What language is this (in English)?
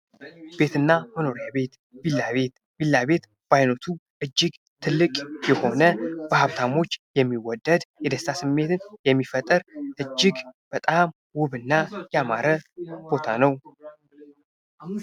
Amharic